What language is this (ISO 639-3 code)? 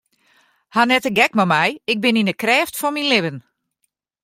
fry